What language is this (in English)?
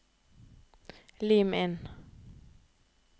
Norwegian